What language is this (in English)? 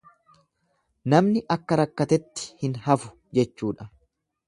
Oromo